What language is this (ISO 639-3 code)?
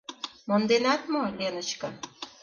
chm